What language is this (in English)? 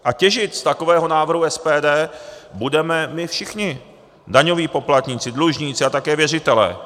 Czech